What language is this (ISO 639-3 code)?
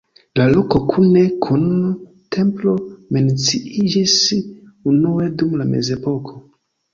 epo